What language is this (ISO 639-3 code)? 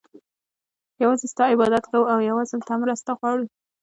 pus